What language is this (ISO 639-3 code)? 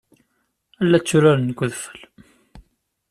kab